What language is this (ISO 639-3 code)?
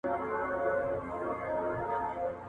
pus